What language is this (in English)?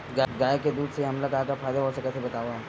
Chhattisgarhi